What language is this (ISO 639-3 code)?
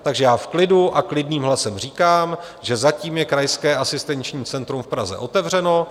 ces